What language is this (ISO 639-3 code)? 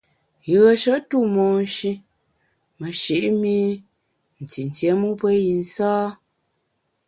bax